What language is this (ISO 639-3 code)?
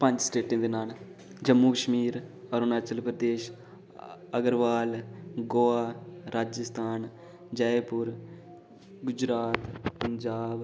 doi